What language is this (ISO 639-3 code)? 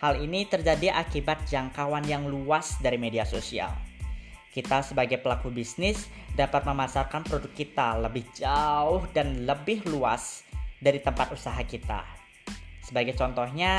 ind